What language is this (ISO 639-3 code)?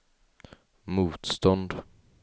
swe